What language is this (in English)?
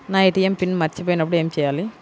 Telugu